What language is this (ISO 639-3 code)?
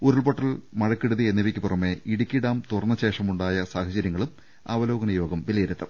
mal